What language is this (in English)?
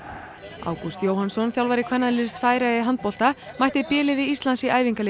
Icelandic